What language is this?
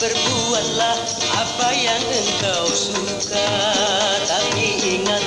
Indonesian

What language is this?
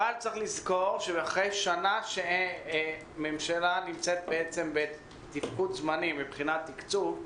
Hebrew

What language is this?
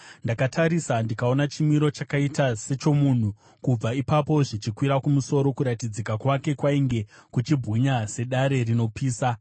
Shona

